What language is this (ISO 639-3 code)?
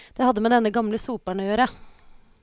nor